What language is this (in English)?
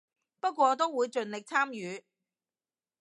Cantonese